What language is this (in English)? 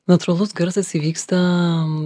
Lithuanian